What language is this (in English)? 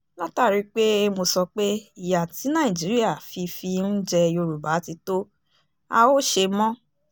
Yoruba